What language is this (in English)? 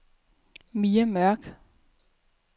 Danish